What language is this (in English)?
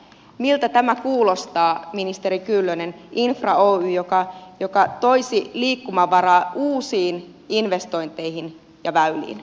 Finnish